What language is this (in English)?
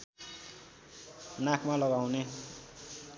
Nepali